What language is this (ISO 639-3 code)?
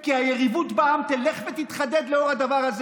heb